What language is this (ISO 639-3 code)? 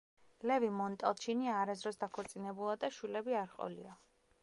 kat